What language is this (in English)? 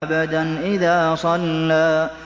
Arabic